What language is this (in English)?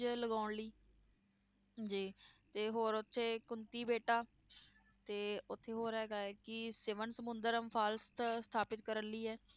Punjabi